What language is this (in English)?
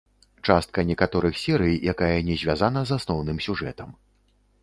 Belarusian